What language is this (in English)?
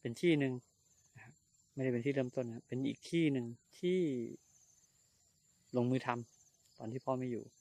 Thai